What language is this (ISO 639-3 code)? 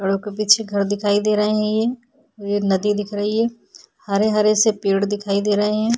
hin